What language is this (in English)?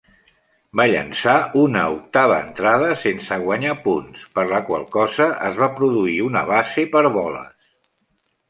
Catalan